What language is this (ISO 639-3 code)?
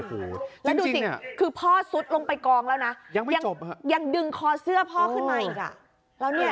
tha